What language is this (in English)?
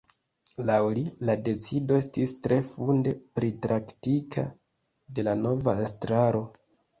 Esperanto